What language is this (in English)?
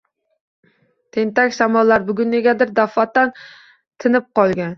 Uzbek